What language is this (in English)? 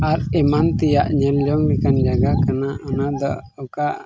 Santali